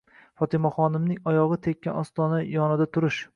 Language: Uzbek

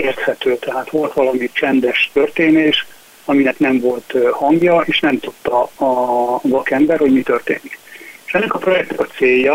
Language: Hungarian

